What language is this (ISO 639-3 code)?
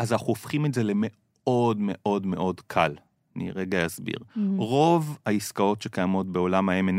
heb